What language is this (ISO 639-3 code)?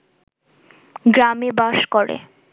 ben